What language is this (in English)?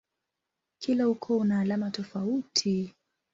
Swahili